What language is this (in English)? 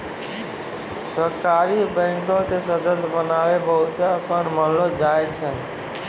Maithili